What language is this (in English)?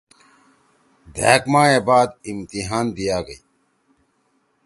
Torwali